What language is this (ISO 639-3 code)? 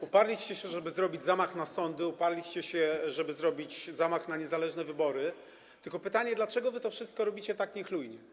pol